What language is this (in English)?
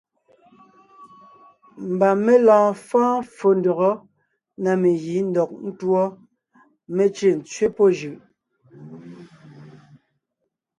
Ngiemboon